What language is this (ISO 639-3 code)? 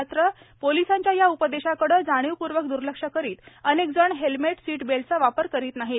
mar